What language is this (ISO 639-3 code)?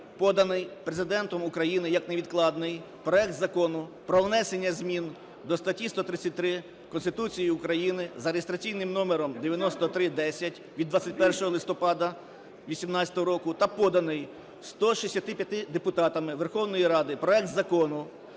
ukr